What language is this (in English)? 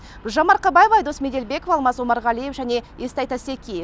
Kazakh